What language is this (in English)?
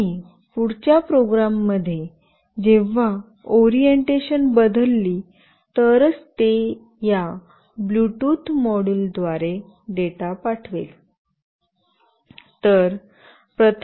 Marathi